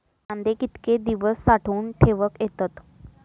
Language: Marathi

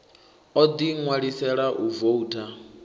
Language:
Venda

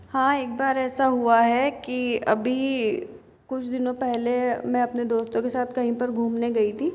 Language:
Hindi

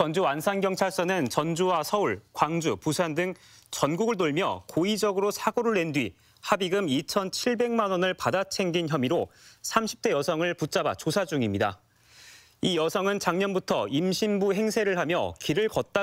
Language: Korean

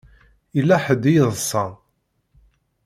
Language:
Kabyle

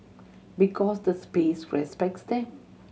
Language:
English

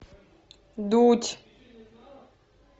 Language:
Russian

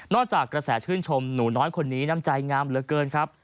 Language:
Thai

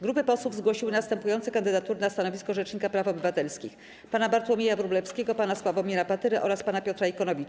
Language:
Polish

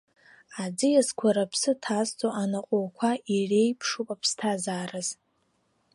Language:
Abkhazian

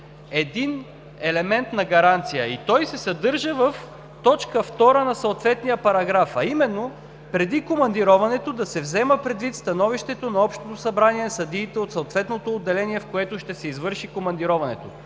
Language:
Bulgarian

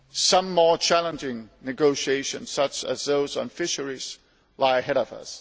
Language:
English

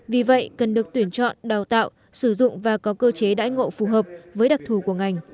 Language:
Vietnamese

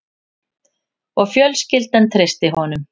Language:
Icelandic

